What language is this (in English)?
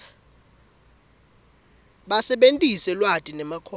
Swati